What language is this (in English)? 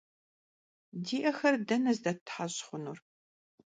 Kabardian